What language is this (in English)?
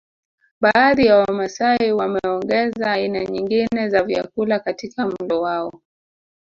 Swahili